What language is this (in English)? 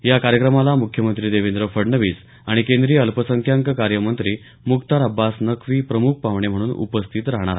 Marathi